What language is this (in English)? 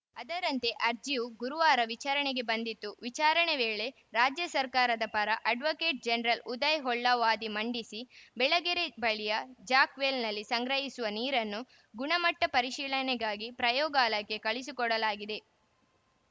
Kannada